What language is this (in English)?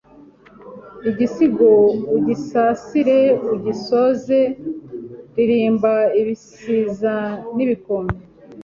Kinyarwanda